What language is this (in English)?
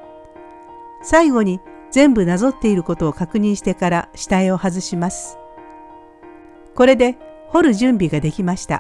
Japanese